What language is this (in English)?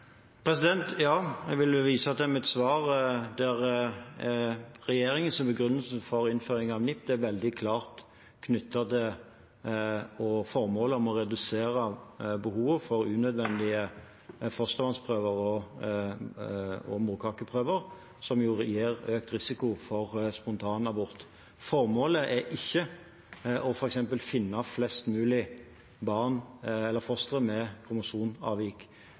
Norwegian Bokmål